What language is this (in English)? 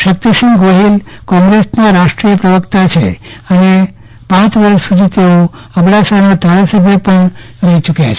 Gujarati